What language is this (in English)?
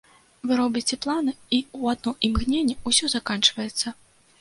Belarusian